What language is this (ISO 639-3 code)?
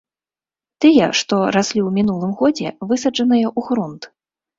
bel